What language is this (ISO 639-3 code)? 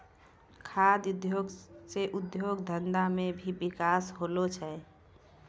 mai